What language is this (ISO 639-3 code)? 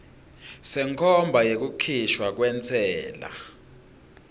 ssw